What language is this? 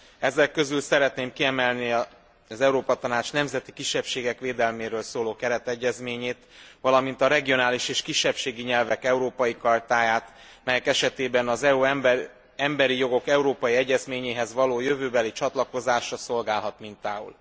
Hungarian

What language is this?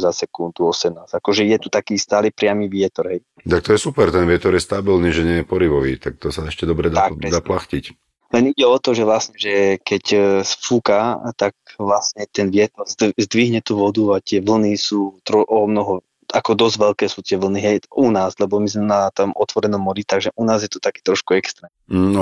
Slovak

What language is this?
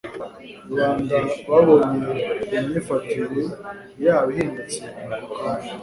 Kinyarwanda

